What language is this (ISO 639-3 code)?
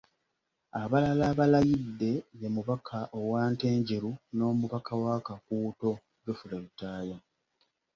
lug